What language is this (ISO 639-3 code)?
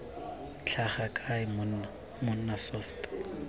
tsn